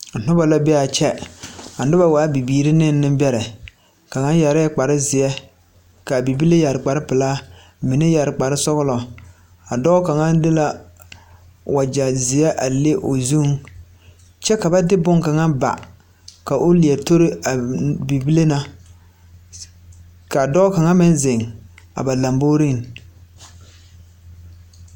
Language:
Southern Dagaare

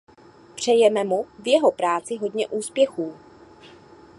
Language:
Czech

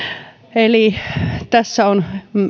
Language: Finnish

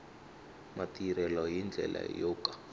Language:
Tsonga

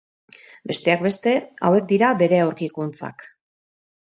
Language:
Basque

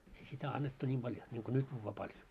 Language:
Finnish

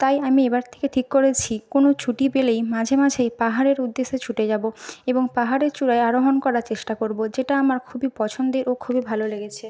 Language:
Bangla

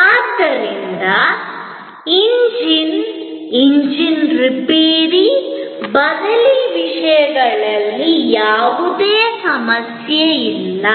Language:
Kannada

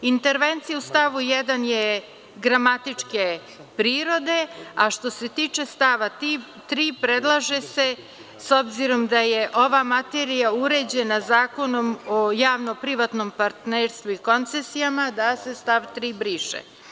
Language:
Serbian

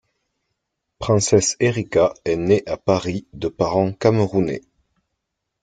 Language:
French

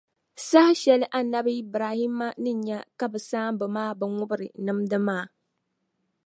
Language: Dagbani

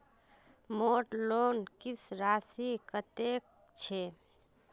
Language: Magahi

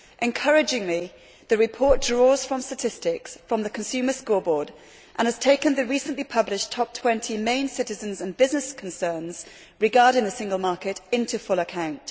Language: English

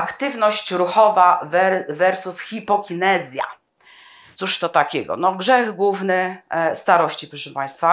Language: Polish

